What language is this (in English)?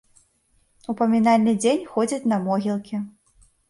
Belarusian